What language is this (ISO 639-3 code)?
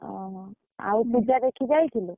ori